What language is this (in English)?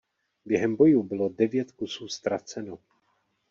Czech